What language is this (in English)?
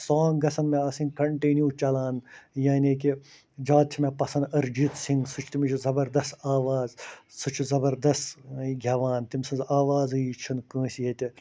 Kashmiri